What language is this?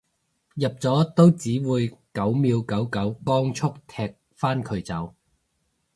Cantonese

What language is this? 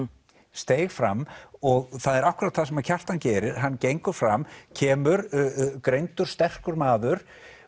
Icelandic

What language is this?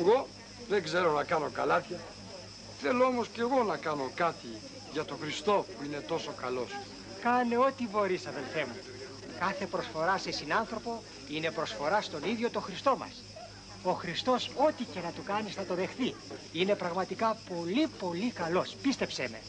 Greek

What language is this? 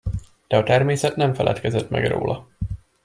Hungarian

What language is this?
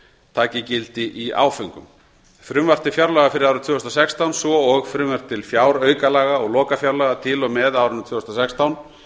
Icelandic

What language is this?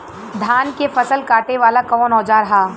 Bhojpuri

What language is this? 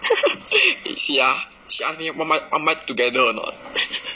English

